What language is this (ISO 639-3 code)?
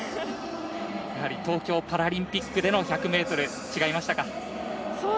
jpn